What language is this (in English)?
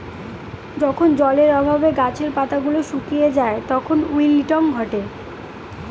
Bangla